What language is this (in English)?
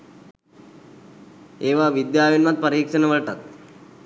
Sinhala